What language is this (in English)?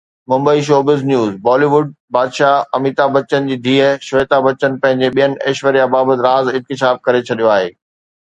Sindhi